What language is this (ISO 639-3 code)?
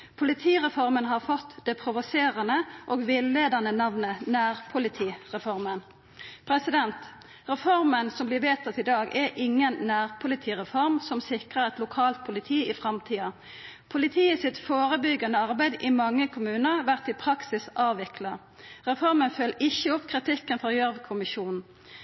nno